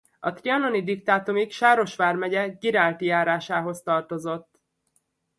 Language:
Hungarian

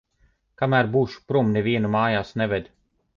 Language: Latvian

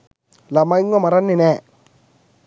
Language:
Sinhala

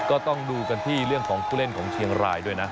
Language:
Thai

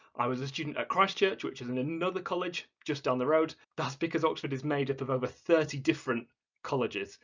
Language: English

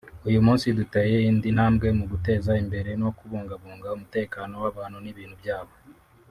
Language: Kinyarwanda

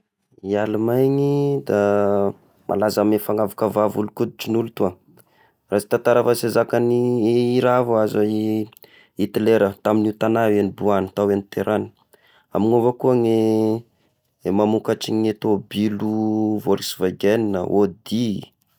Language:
Tesaka Malagasy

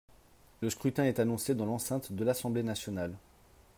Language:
French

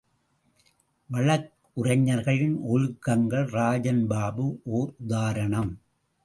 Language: Tamil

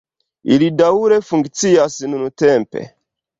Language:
Esperanto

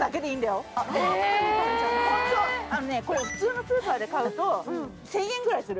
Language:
Japanese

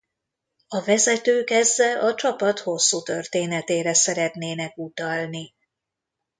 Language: Hungarian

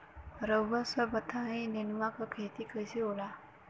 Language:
Bhojpuri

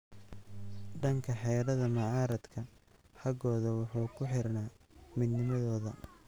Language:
Somali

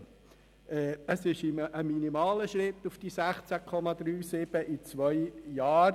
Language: Swiss German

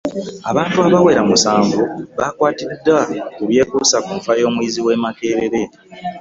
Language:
Ganda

